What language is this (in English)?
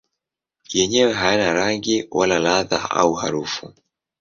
Swahili